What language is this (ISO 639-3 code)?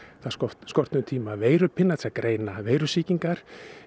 isl